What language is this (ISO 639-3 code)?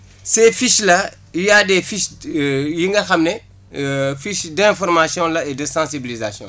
wol